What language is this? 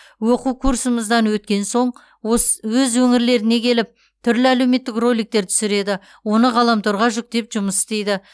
Kazakh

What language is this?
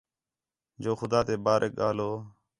Khetrani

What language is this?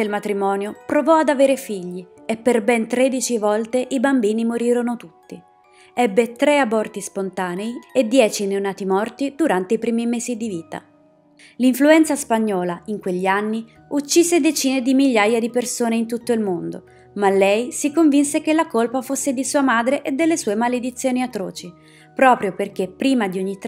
Italian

